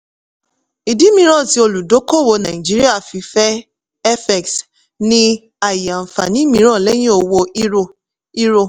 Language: Yoruba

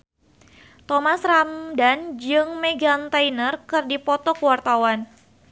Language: Sundanese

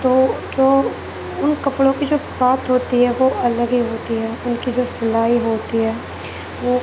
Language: Urdu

